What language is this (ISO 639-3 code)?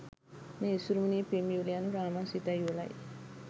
sin